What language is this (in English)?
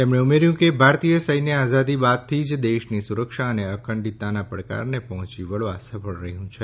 Gujarati